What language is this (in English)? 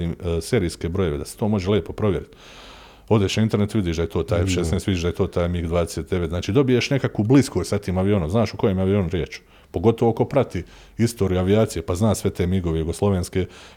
Croatian